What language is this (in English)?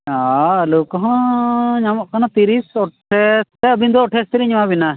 Santali